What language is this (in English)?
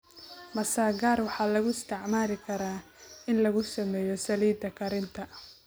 Somali